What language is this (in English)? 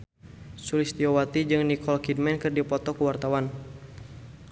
Sundanese